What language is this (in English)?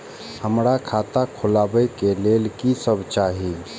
Maithili